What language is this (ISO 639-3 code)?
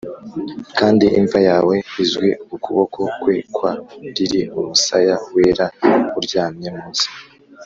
kin